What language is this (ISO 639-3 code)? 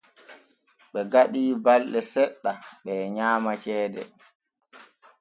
fue